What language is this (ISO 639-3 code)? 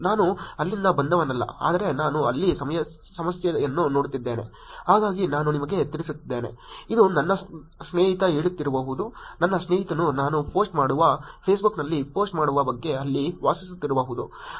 kan